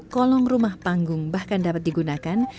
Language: Indonesian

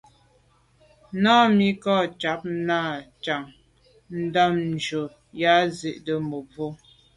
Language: Medumba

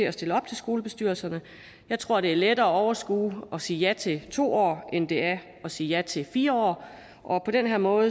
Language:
Danish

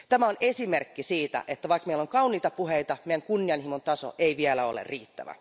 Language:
Finnish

